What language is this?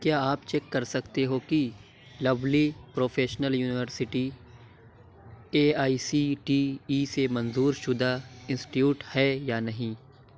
Urdu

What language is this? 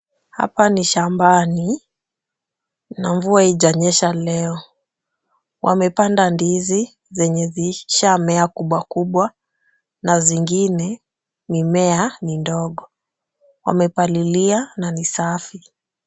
Swahili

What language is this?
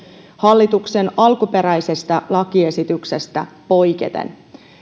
Finnish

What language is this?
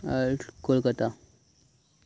Santali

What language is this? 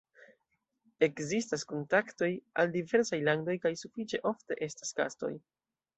Esperanto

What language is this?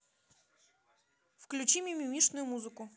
Russian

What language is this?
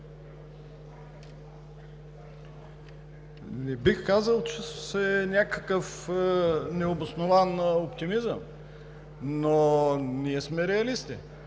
Bulgarian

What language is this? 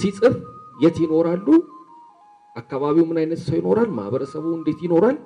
Amharic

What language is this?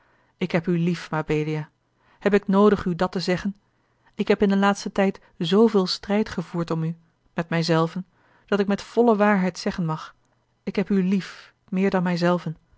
Dutch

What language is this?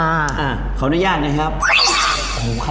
Thai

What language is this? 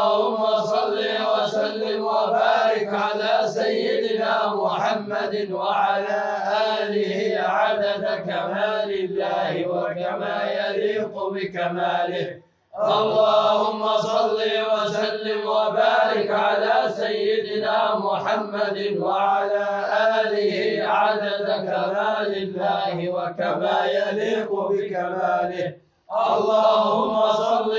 Arabic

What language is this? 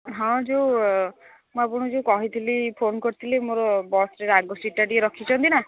Odia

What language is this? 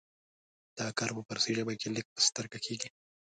Pashto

